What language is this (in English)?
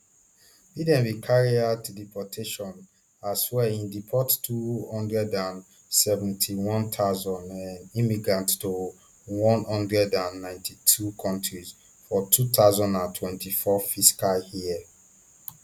Nigerian Pidgin